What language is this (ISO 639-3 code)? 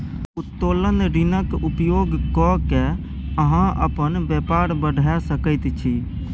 mai